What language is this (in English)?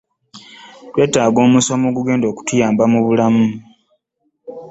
Ganda